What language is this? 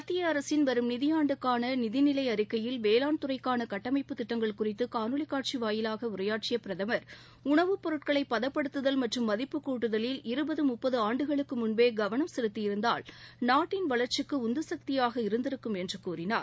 Tamil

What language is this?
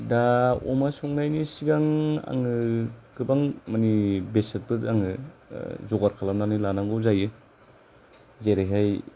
Bodo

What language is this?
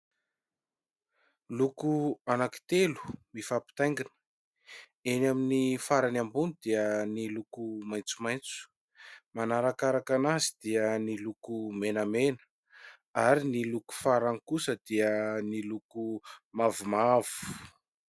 Malagasy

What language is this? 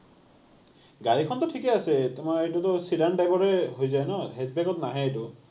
Assamese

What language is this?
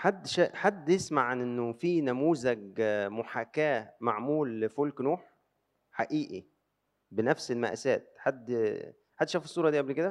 Arabic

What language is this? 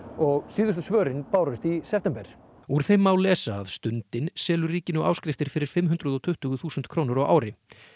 Icelandic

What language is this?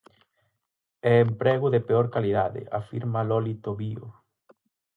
Galician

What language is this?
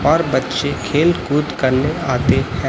Hindi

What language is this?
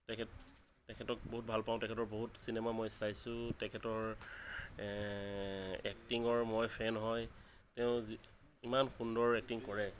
Assamese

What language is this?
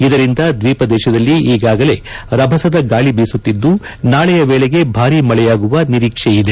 Kannada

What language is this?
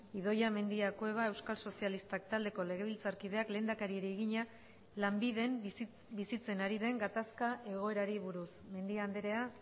Basque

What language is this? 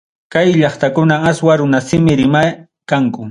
Ayacucho Quechua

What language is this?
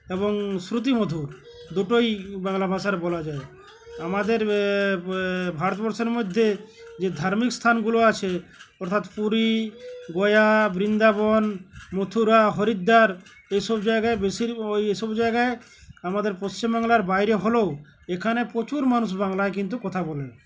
Bangla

